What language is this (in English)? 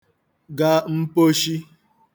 Igbo